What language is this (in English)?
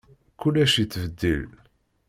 Kabyle